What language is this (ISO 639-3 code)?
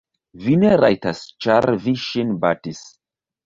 epo